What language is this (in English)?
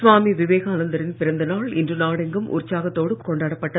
Tamil